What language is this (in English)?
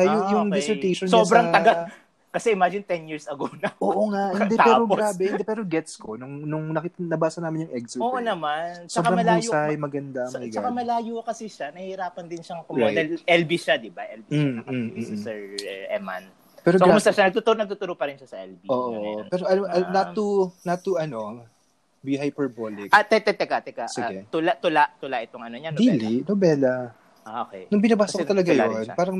Filipino